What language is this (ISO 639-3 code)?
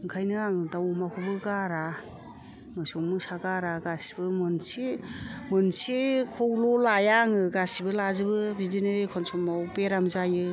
brx